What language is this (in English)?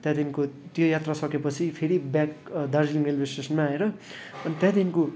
Nepali